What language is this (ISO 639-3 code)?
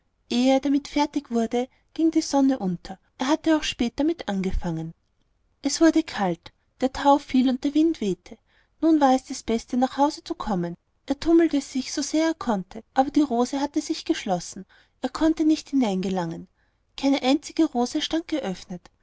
deu